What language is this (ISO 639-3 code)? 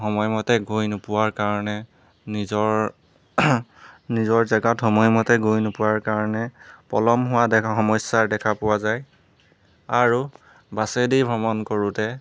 asm